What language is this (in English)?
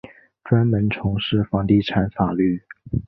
Chinese